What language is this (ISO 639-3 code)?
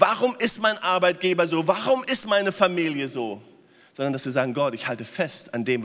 deu